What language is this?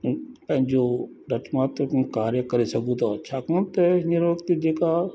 Sindhi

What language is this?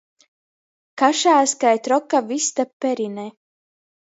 Latgalian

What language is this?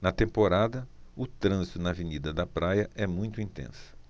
Portuguese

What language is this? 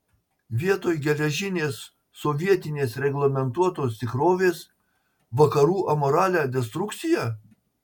Lithuanian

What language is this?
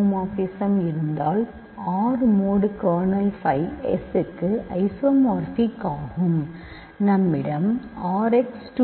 Tamil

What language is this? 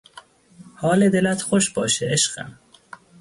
Persian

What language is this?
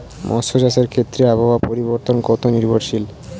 Bangla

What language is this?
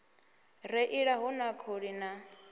Venda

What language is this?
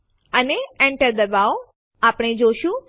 Gujarati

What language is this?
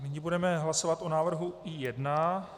Czech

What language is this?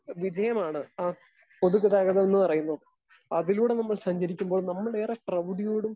Malayalam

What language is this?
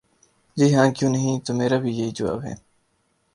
Urdu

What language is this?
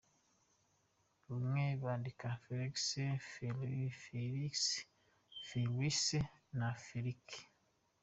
Kinyarwanda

